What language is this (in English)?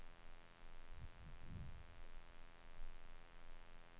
Swedish